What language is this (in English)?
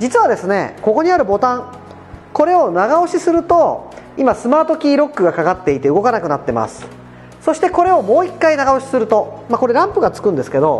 Japanese